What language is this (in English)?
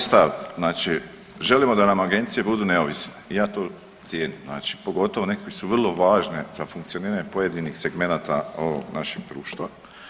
Croatian